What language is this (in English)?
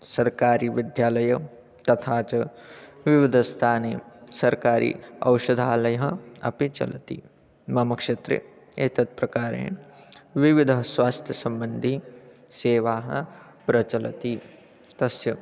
Sanskrit